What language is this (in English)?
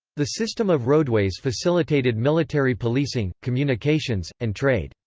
English